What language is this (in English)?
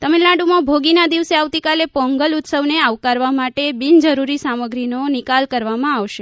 Gujarati